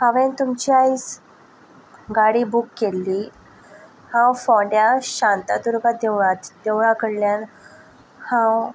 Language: Konkani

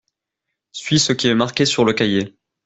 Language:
French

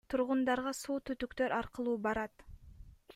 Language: Kyrgyz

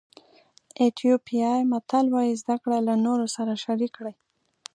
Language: Pashto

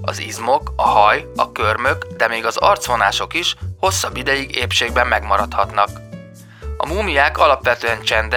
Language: Hungarian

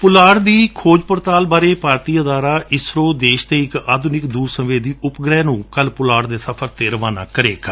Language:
Punjabi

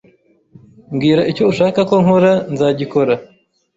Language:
Kinyarwanda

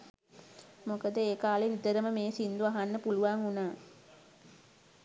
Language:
Sinhala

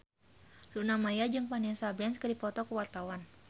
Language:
Sundanese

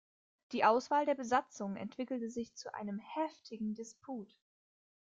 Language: German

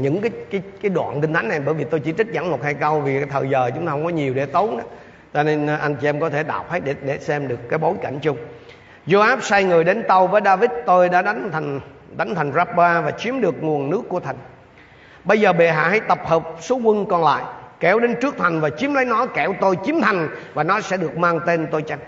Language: Vietnamese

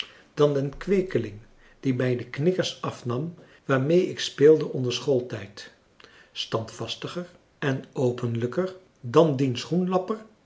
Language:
Dutch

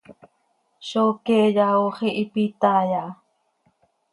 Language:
Seri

